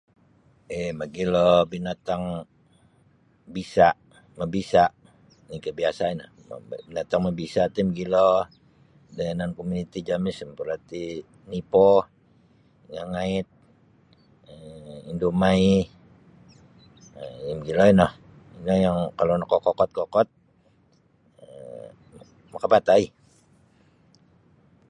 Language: Sabah Bisaya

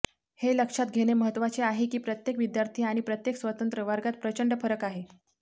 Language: Marathi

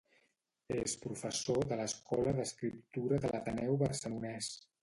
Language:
Catalan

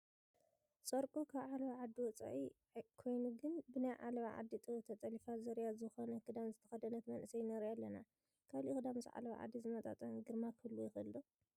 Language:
Tigrinya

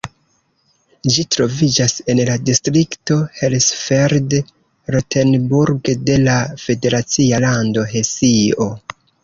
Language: Esperanto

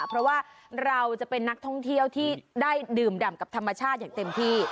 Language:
Thai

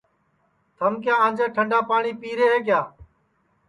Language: Sansi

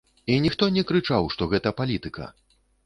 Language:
Belarusian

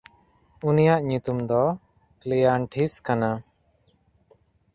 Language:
Santali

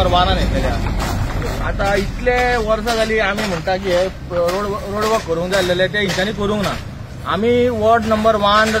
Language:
Marathi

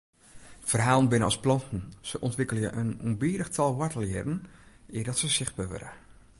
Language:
Western Frisian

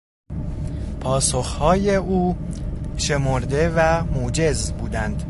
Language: Persian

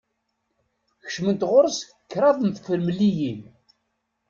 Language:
Kabyle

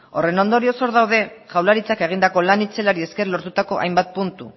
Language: Basque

